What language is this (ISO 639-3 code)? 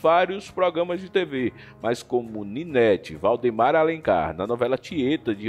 por